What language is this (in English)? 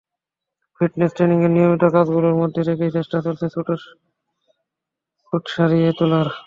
Bangla